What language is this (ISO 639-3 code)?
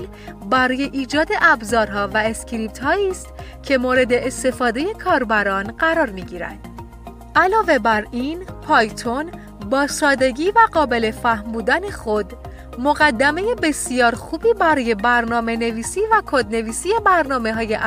fas